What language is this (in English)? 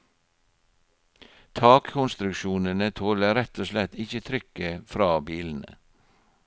Norwegian